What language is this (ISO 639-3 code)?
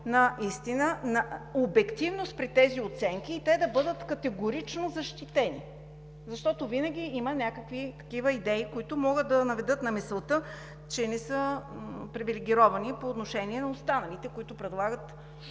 bul